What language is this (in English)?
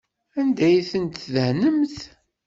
Kabyle